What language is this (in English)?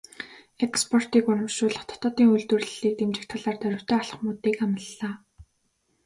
Mongolian